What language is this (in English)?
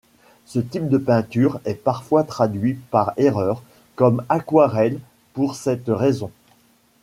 French